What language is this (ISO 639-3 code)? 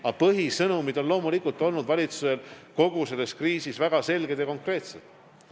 est